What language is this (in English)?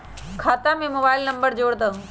Magahi